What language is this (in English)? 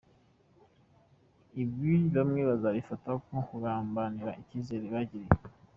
Kinyarwanda